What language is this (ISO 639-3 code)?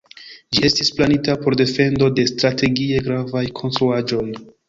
epo